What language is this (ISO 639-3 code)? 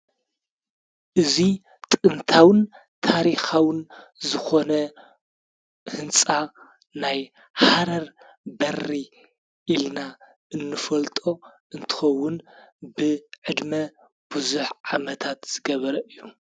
tir